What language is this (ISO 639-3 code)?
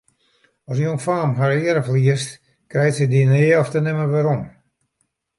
fry